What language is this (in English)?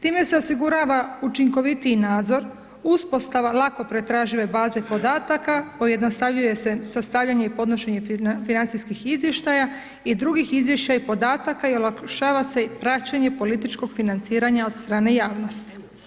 Croatian